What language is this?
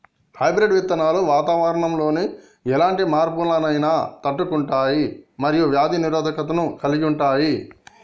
Telugu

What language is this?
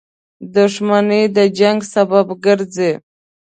Pashto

